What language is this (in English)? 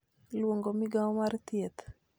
Luo (Kenya and Tanzania)